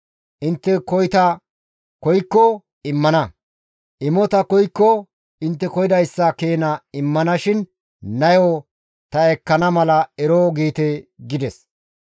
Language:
Gamo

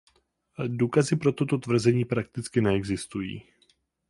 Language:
Czech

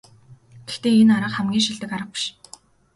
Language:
Mongolian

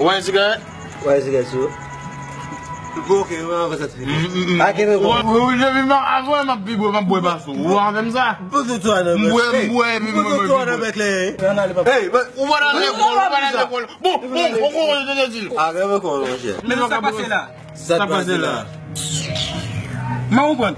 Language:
French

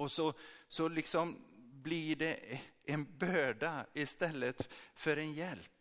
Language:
Swedish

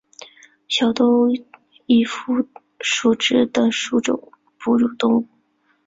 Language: Chinese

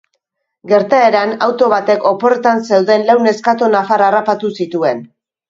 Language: Basque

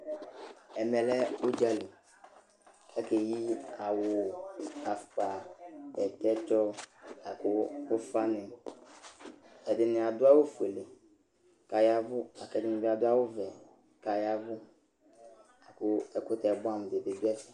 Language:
Ikposo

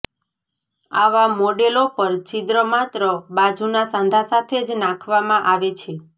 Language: Gujarati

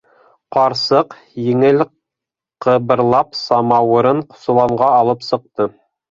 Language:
Bashkir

